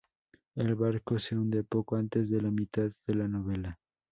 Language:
Spanish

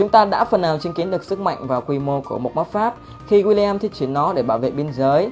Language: Vietnamese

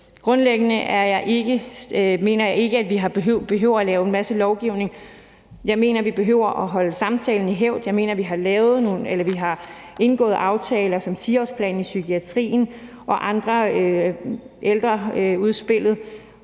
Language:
Danish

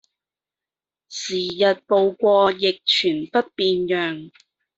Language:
Cantonese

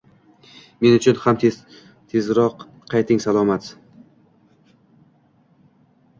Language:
Uzbek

